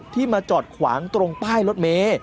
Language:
Thai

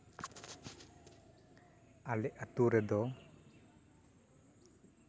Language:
Santali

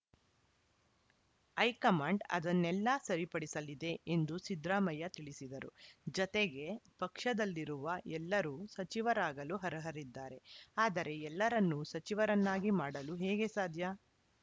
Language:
Kannada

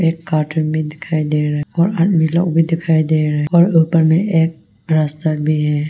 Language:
Hindi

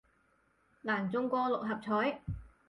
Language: Cantonese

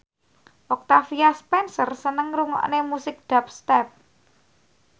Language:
Javanese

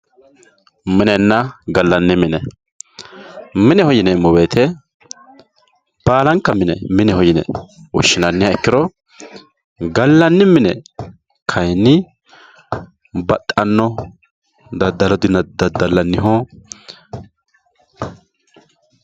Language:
Sidamo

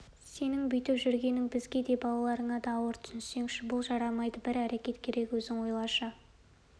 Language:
Kazakh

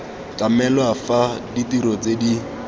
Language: Tswana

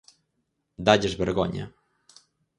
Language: Galician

